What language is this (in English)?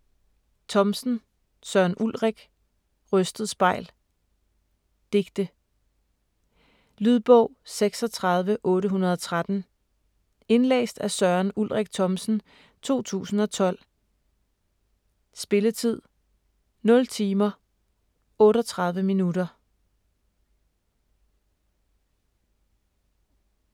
Danish